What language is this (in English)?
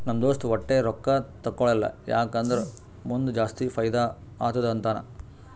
Kannada